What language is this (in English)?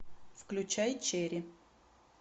Russian